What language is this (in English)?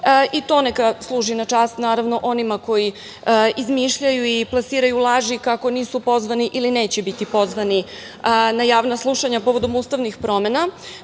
Serbian